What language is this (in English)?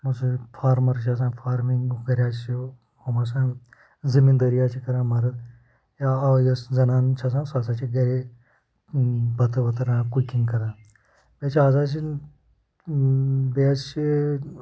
Kashmiri